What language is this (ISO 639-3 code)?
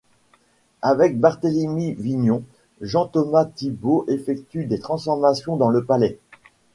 fra